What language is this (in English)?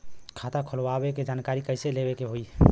Bhojpuri